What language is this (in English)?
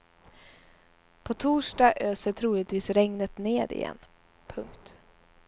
Swedish